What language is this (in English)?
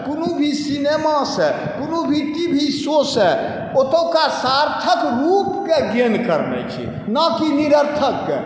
Maithili